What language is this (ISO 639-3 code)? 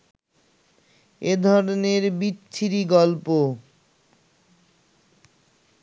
ben